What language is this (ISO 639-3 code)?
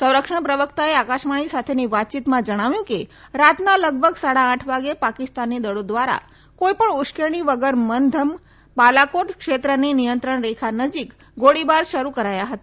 guj